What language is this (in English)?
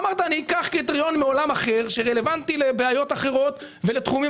Hebrew